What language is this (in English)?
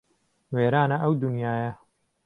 Central Kurdish